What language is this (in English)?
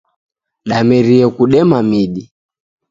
Taita